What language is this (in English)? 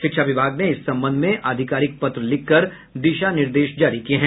Hindi